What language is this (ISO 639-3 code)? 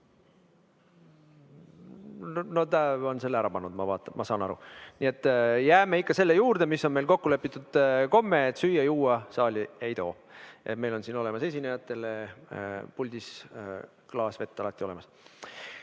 est